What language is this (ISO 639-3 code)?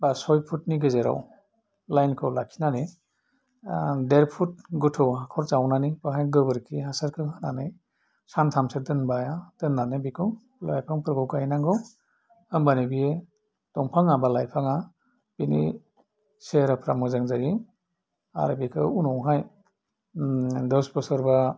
brx